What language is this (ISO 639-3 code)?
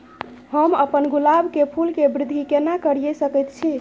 mai